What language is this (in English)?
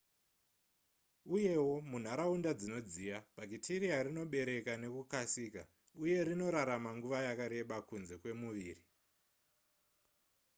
Shona